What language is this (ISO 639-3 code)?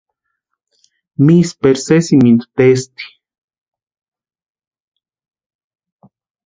pua